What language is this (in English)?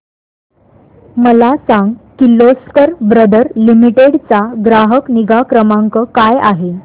Marathi